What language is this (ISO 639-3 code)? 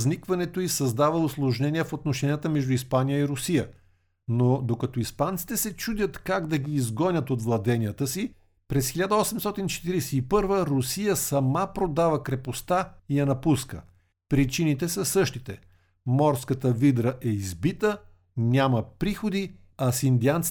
bul